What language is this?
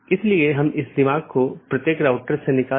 Hindi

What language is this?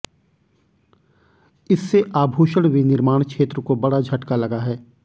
Hindi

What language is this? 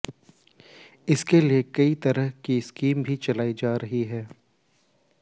Hindi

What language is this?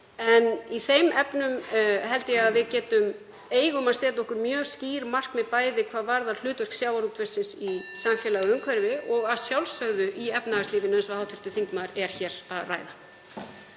Icelandic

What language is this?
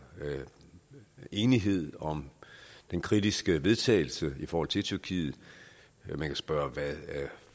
Danish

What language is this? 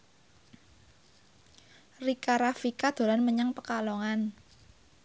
Javanese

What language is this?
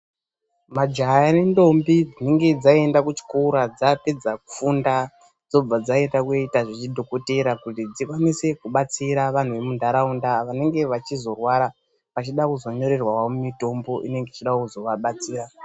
Ndau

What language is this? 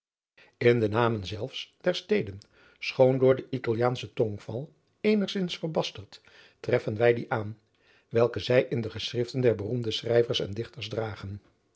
Dutch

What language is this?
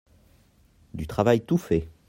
French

